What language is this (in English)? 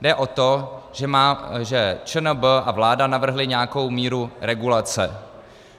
Czech